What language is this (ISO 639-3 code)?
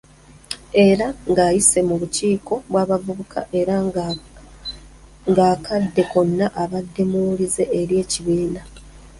lug